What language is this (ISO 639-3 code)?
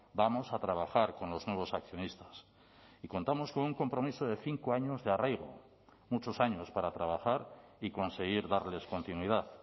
spa